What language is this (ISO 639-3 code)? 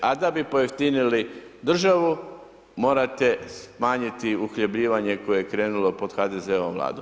hrv